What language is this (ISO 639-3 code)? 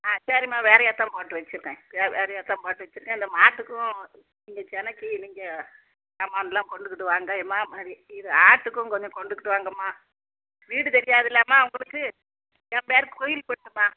tam